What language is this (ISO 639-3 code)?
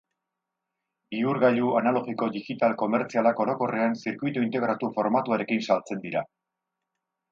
eus